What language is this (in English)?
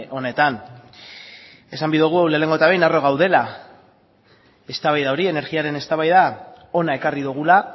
Basque